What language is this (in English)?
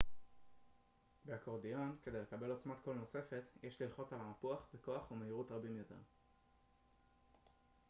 Hebrew